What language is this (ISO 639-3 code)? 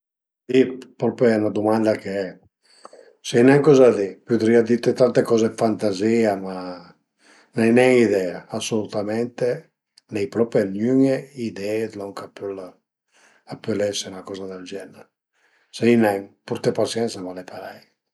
pms